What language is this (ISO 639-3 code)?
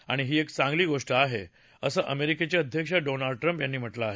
mar